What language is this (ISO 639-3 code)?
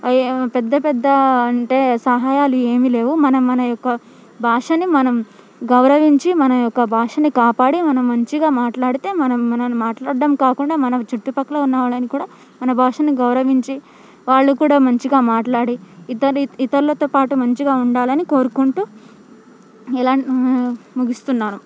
tel